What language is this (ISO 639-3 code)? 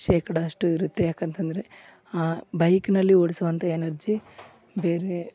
kan